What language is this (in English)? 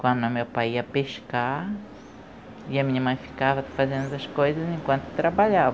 Portuguese